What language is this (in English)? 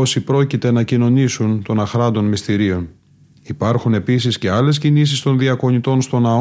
Greek